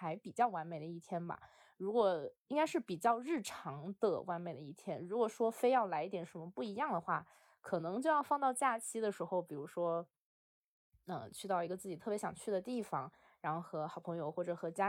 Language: Chinese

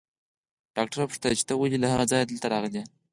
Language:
Pashto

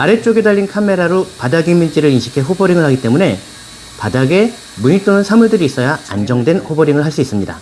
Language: Korean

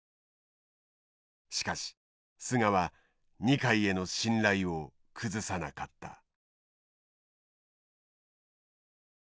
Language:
Japanese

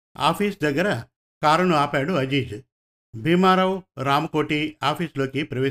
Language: Telugu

